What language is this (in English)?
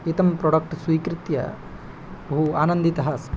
Sanskrit